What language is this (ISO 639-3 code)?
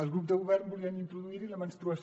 cat